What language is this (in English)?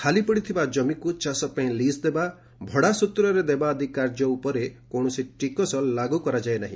Odia